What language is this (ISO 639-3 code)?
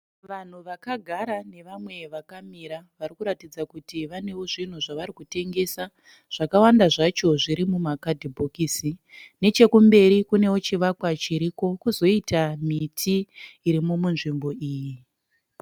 sna